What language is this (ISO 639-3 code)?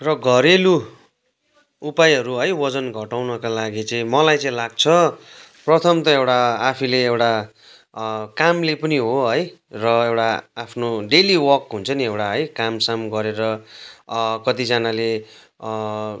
nep